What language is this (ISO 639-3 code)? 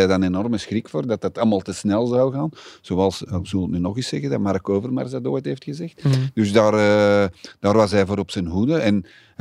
nld